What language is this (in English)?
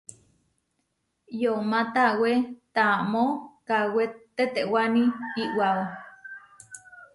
Huarijio